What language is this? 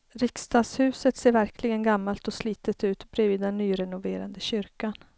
Swedish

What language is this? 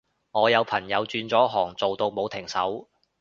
Cantonese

